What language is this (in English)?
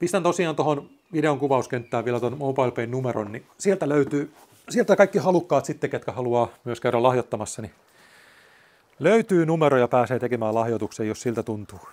Finnish